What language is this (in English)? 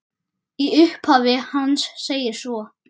Icelandic